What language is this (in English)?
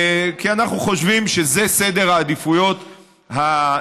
Hebrew